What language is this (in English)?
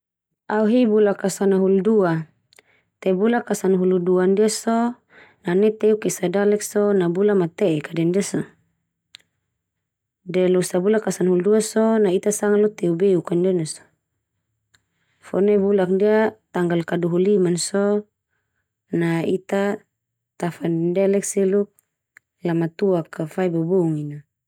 Termanu